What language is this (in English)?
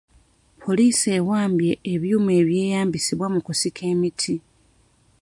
Ganda